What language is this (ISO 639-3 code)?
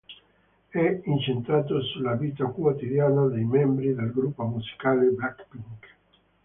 ita